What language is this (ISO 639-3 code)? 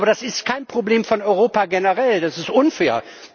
deu